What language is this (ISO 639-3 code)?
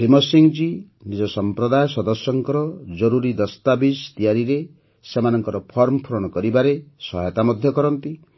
ori